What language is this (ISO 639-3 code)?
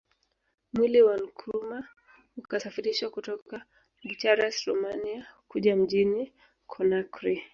swa